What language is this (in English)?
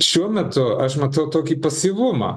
Lithuanian